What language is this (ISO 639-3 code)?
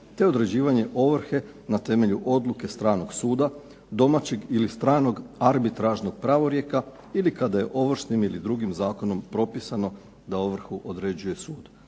hrv